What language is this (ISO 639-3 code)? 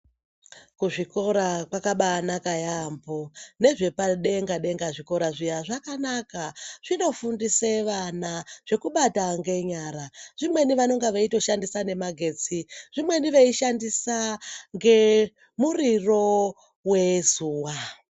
ndc